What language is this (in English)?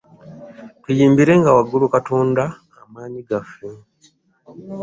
Ganda